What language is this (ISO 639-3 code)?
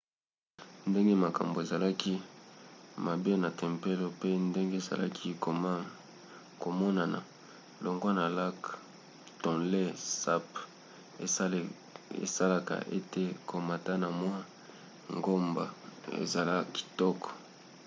lin